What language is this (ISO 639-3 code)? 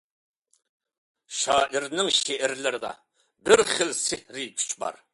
uig